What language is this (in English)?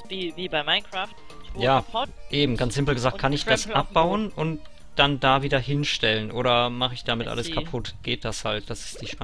German